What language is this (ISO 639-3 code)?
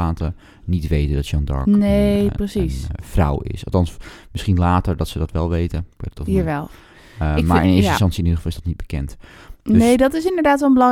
nld